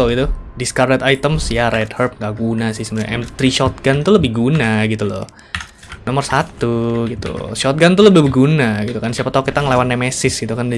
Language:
Indonesian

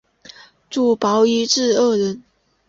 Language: Chinese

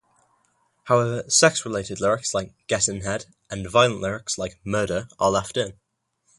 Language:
English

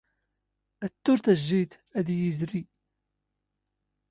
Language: Standard Moroccan Tamazight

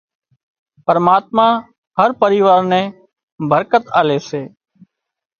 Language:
Wadiyara Koli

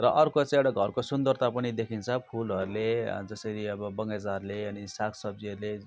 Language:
Nepali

